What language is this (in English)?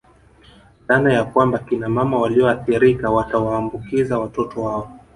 Swahili